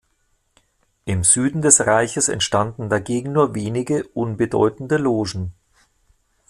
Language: German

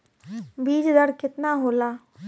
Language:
Bhojpuri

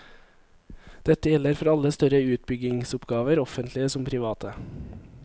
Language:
Norwegian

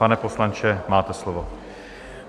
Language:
Czech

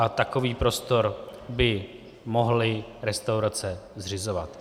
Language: Czech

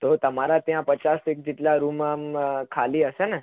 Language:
Gujarati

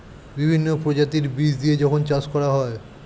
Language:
Bangla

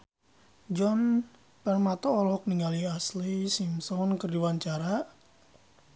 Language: Sundanese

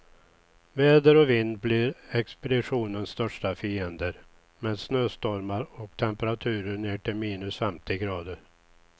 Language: Swedish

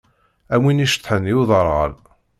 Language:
Kabyle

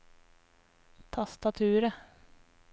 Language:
Norwegian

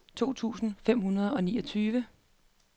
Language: Danish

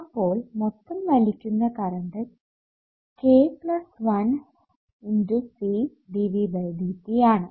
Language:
Malayalam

